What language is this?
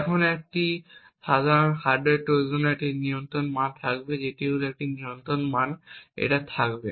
Bangla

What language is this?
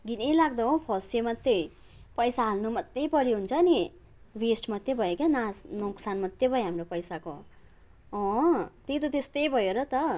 Nepali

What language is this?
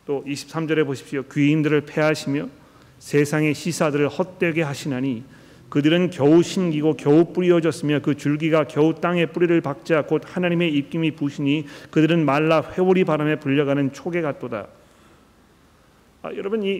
Korean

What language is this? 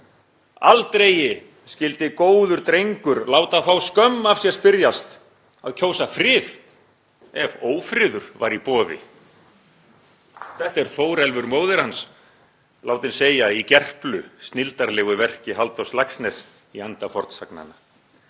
Icelandic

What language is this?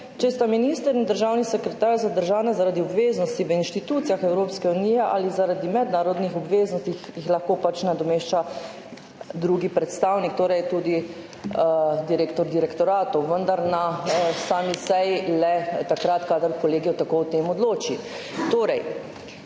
Slovenian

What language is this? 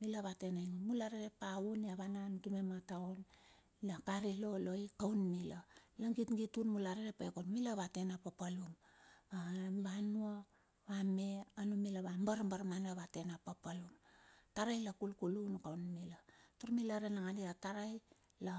Bilur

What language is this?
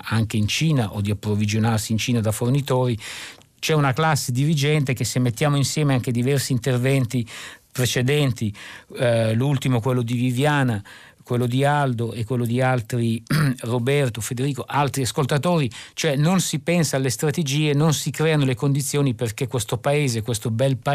Italian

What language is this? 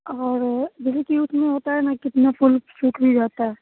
Hindi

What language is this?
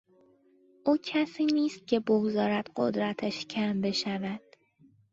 Persian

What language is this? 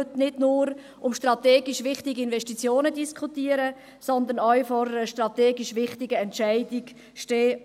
Swiss German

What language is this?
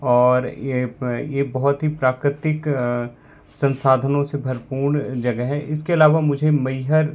Hindi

